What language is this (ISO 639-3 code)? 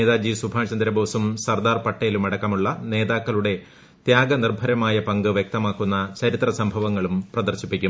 mal